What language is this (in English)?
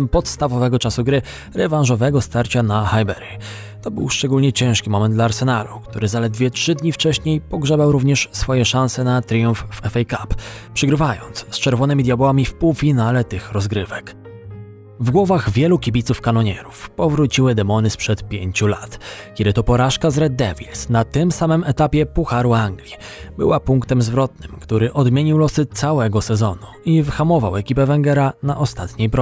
Polish